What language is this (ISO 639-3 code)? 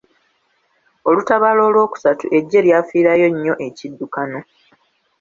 lug